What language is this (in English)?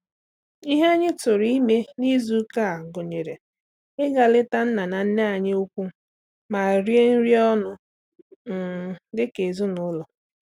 Igbo